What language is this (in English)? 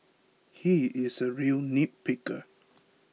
English